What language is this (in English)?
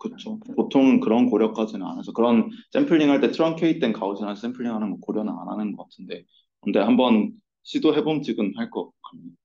Korean